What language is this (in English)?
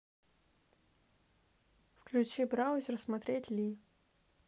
Russian